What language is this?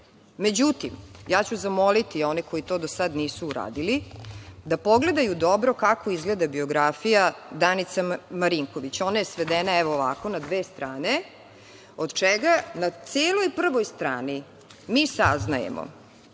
Serbian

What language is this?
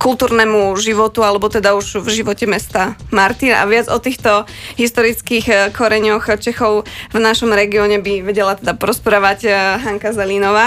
Slovak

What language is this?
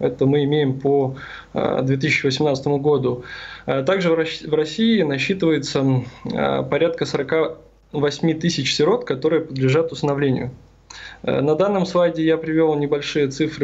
Russian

